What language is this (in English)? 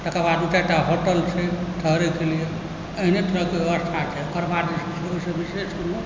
Maithili